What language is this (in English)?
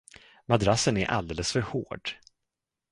Swedish